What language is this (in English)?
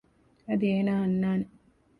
Divehi